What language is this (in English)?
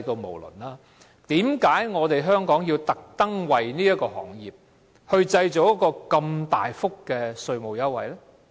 Cantonese